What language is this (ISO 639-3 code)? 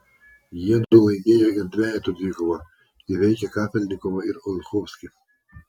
lit